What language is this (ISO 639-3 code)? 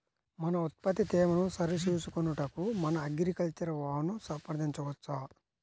tel